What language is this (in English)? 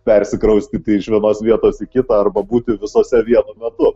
Lithuanian